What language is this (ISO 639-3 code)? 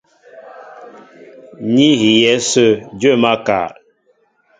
mbo